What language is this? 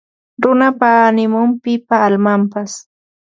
Ambo-Pasco Quechua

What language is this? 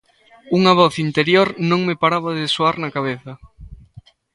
Galician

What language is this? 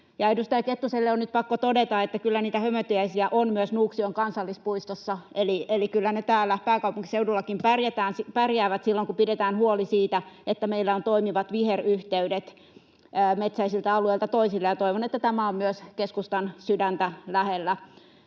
Finnish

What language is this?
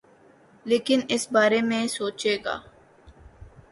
Urdu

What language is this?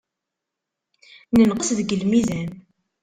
Kabyle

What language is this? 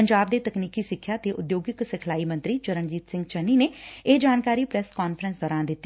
Punjabi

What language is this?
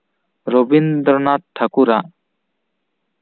Santali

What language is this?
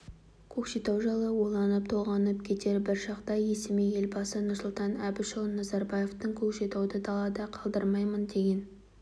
Kazakh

